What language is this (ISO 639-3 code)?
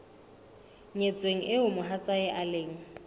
sot